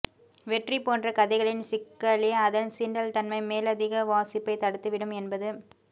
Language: Tamil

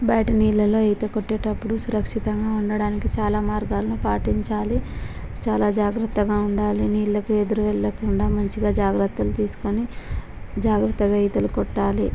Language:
Telugu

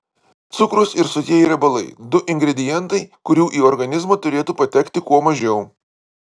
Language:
Lithuanian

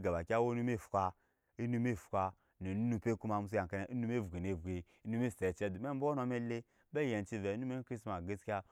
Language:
Nyankpa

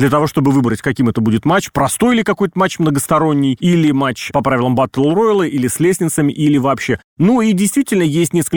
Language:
Russian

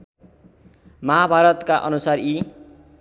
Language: Nepali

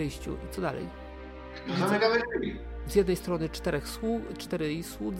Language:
Polish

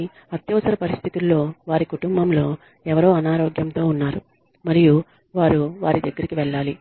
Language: Telugu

